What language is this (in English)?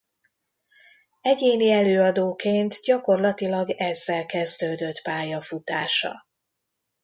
Hungarian